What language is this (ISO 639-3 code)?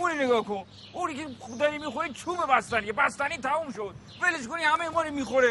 fas